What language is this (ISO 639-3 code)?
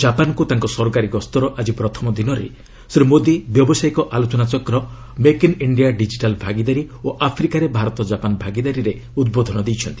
ori